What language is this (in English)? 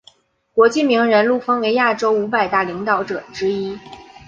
Chinese